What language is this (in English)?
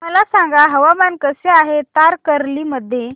Marathi